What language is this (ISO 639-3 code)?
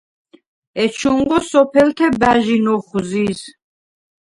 sva